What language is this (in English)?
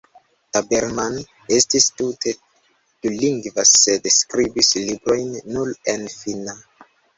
Esperanto